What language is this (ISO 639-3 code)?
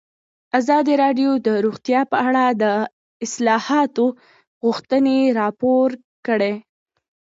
pus